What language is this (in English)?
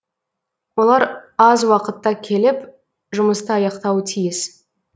Kazakh